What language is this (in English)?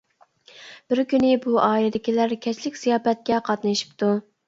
Uyghur